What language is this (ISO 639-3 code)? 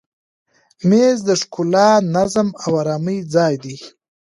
pus